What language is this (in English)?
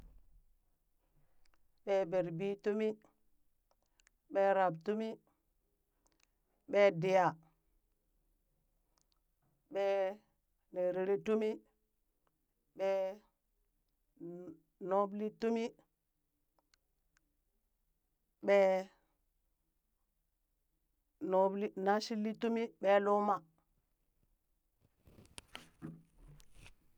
Burak